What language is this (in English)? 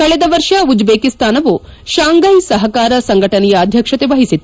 Kannada